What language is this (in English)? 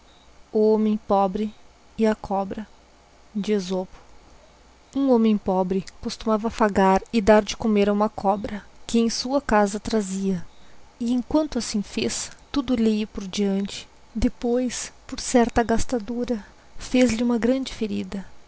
Portuguese